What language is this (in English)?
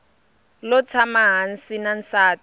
Tsonga